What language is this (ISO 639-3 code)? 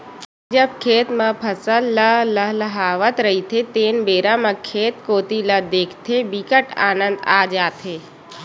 hne